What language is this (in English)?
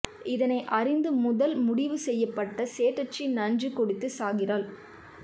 Tamil